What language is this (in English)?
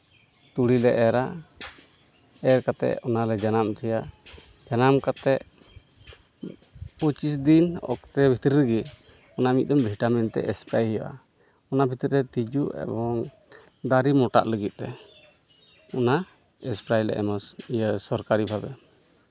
Santali